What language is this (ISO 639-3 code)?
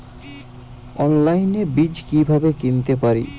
ben